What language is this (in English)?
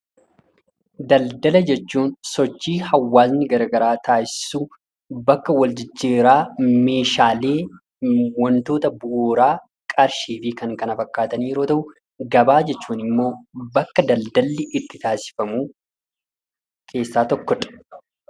Oromo